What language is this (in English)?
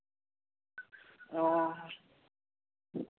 Santali